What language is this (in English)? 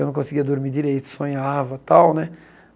Portuguese